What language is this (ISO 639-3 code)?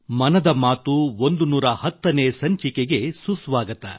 kan